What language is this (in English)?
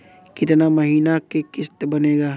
Bhojpuri